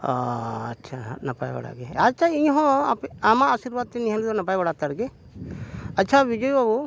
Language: Santali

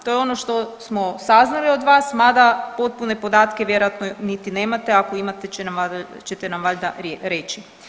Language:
Croatian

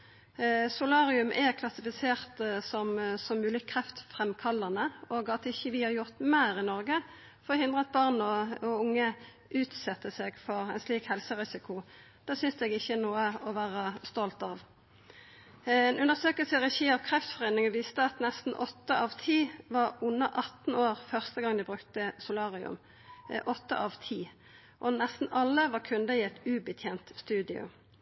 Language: Norwegian Nynorsk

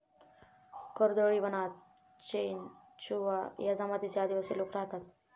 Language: Marathi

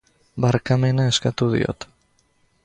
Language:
Basque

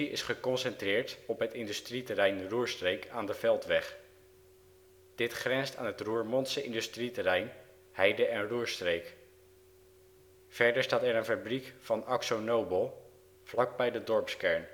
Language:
Dutch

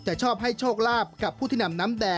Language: Thai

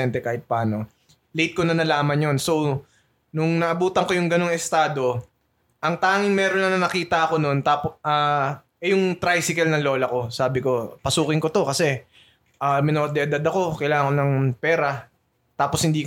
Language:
Filipino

